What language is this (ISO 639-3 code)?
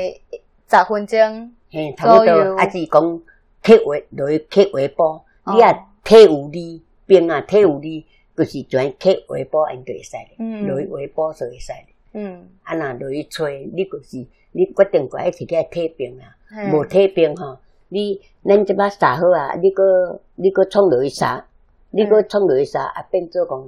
zho